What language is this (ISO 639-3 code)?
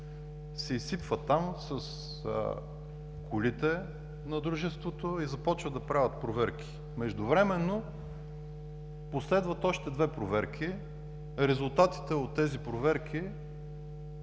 bul